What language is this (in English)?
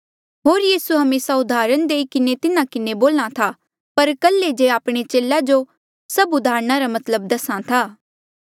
Mandeali